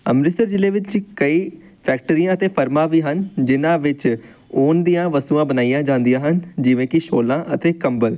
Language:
Punjabi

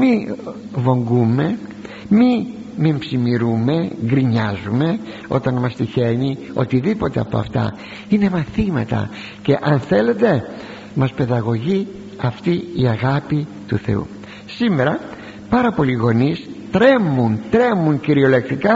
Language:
Greek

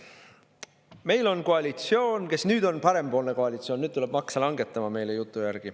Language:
Estonian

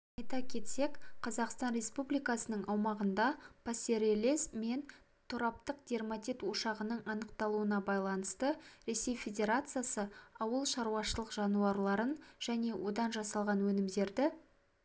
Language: Kazakh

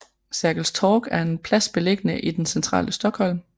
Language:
Danish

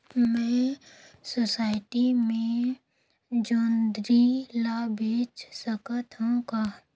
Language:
Chhattisgarhi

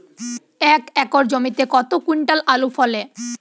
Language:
Bangla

